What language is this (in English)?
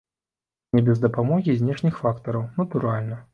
Belarusian